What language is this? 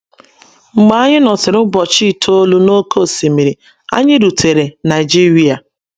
Igbo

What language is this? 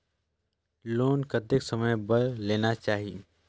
Chhattisgarhi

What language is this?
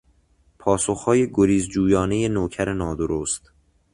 Persian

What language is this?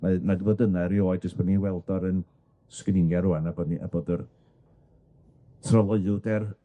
Welsh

